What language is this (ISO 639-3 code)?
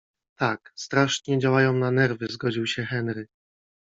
pol